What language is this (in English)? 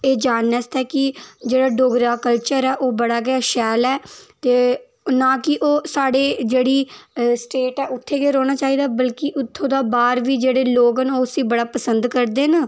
Dogri